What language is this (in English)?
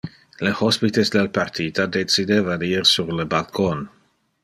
Interlingua